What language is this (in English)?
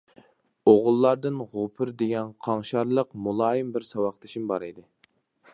Uyghur